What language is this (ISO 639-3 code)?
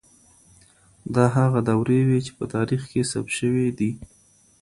pus